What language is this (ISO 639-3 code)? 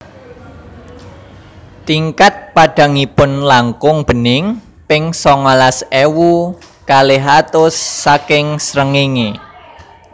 jav